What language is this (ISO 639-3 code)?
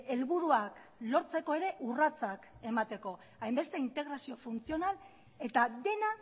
eus